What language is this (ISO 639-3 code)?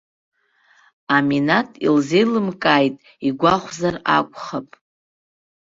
abk